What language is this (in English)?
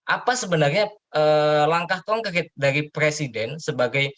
Indonesian